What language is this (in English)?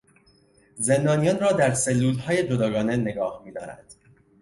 Persian